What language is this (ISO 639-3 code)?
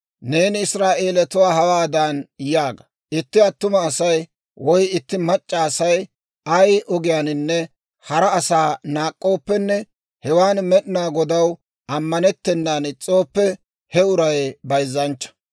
dwr